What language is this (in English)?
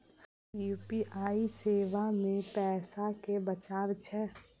Maithili